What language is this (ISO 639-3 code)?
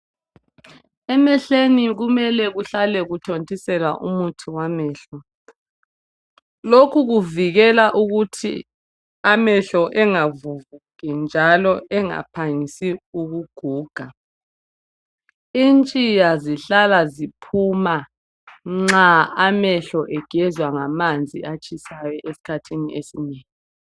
nde